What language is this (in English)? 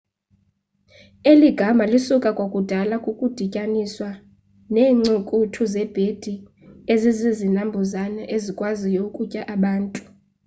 Xhosa